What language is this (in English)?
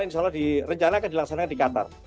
Indonesian